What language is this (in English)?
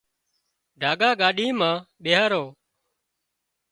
Wadiyara Koli